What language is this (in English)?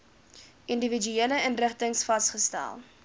Afrikaans